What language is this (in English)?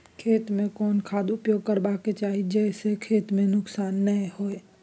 Maithili